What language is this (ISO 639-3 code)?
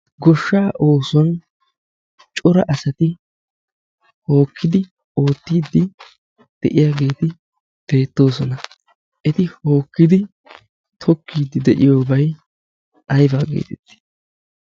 wal